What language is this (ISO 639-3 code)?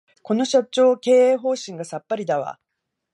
jpn